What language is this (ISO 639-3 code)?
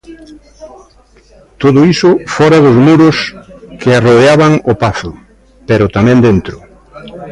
glg